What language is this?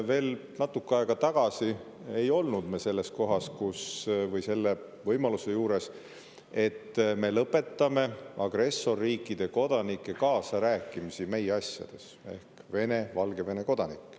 Estonian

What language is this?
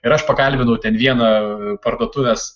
Lithuanian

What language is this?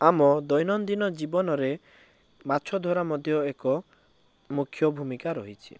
Odia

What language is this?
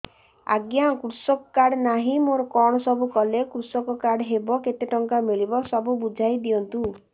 Odia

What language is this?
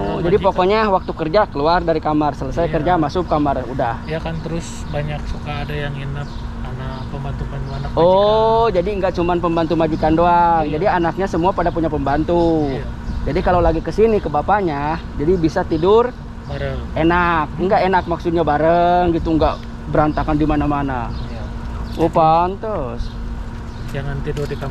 Indonesian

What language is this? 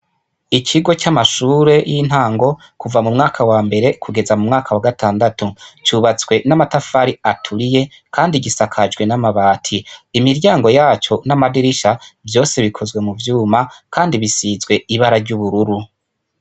Rundi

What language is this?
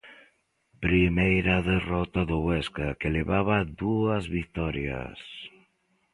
Galician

